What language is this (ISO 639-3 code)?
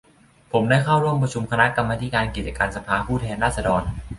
tha